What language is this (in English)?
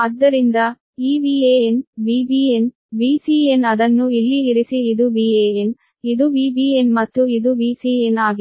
Kannada